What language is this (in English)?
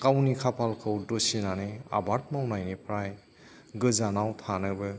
Bodo